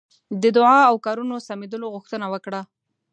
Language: Pashto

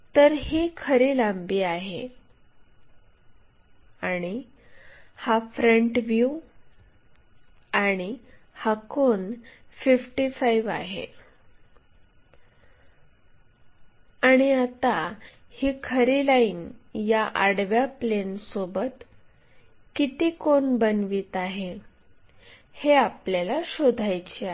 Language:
Marathi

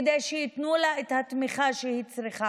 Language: Hebrew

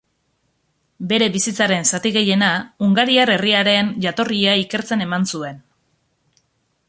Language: Basque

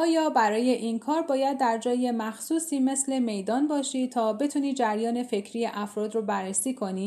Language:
Persian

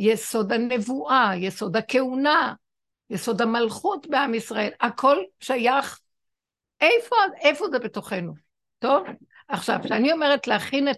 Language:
Hebrew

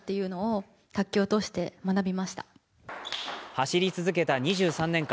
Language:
Japanese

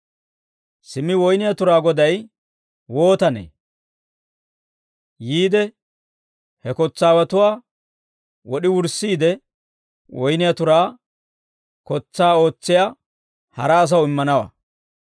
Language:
Dawro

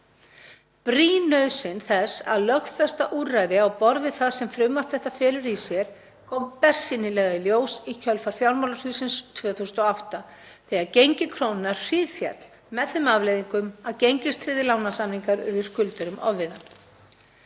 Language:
Icelandic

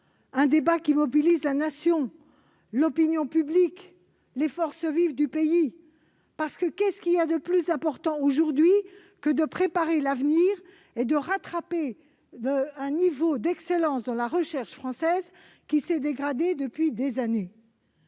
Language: French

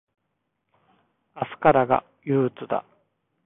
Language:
Japanese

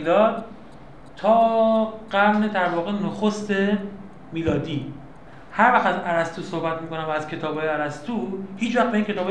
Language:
Persian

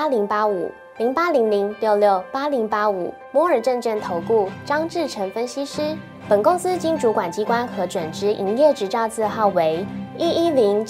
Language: Chinese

